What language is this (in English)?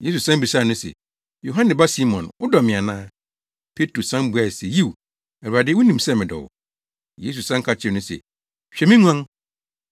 Akan